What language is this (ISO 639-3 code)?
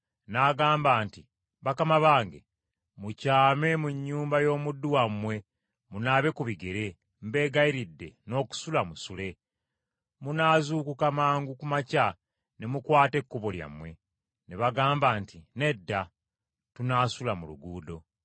lug